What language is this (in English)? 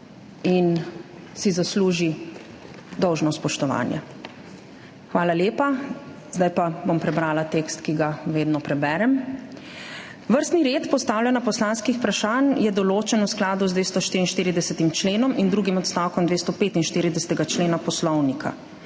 Slovenian